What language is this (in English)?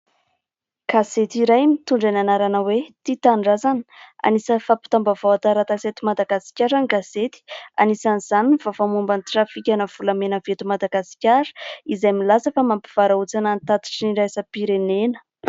Malagasy